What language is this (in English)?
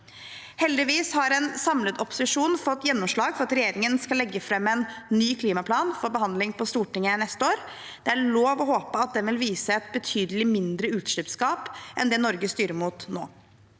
Norwegian